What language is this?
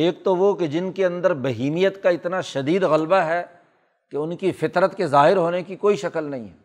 Urdu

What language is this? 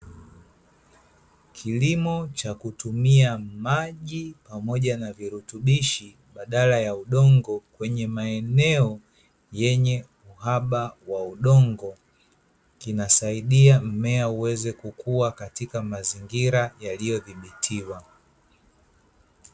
Swahili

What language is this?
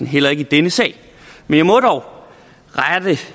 Danish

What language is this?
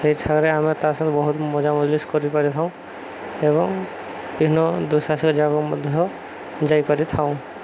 Odia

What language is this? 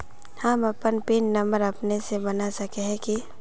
Magahi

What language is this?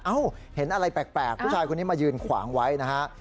Thai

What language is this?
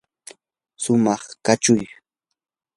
Yanahuanca Pasco Quechua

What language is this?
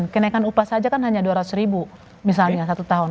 Indonesian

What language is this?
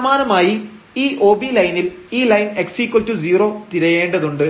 Malayalam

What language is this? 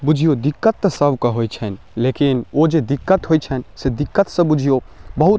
Maithili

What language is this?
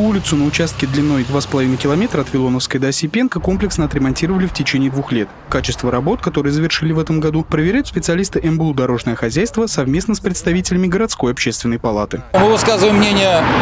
Russian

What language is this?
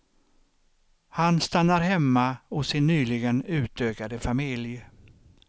Swedish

